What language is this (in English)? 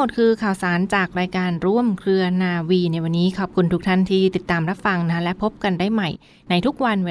Thai